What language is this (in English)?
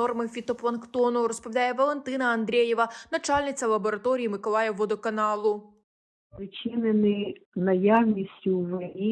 Ukrainian